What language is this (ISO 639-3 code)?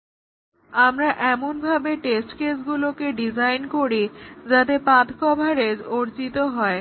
ben